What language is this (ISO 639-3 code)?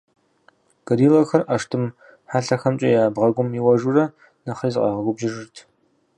kbd